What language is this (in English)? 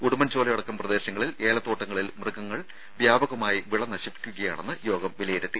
Malayalam